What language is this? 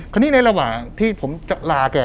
Thai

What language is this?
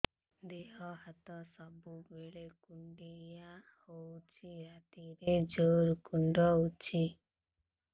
Odia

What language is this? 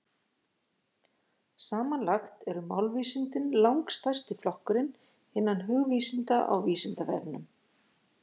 Icelandic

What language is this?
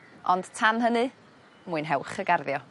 Welsh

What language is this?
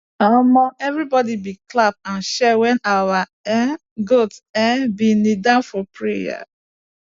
Nigerian Pidgin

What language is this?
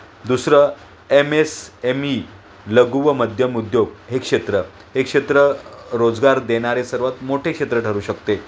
Marathi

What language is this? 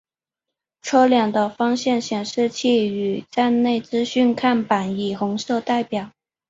Chinese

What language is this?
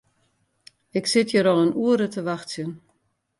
Western Frisian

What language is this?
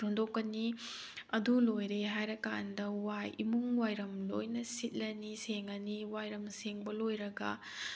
Manipuri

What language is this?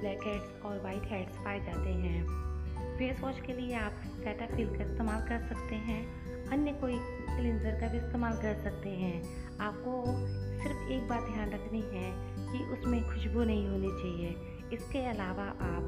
Hindi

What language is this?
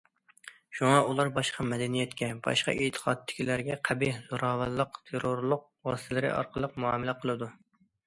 Uyghur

